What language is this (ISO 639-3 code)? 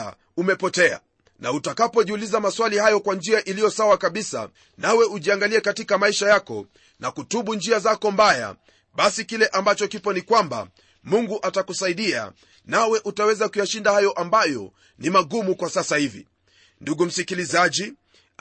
swa